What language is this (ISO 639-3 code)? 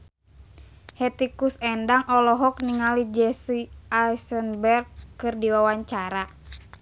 sun